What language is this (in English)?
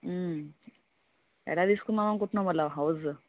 Telugu